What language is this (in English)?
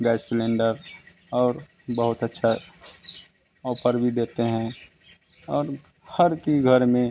Hindi